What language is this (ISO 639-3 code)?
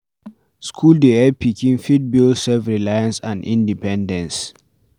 pcm